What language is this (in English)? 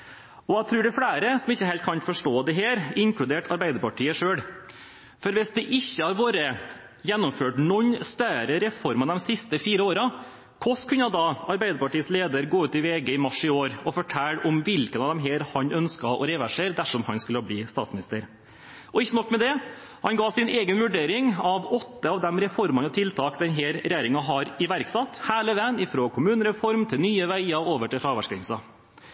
Norwegian Bokmål